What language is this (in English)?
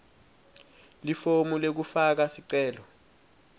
Swati